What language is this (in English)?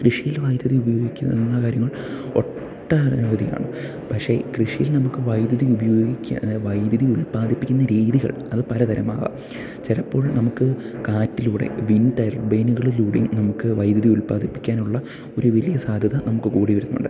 Malayalam